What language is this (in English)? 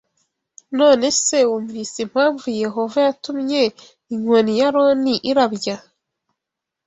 Kinyarwanda